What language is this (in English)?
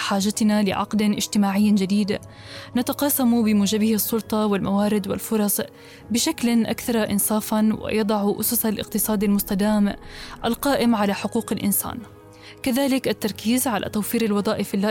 Arabic